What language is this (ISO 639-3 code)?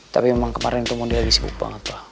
ind